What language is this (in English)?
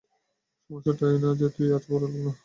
Bangla